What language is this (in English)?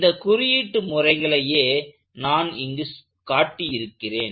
Tamil